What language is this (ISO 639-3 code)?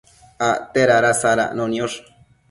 mcf